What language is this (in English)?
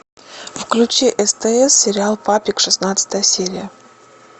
Russian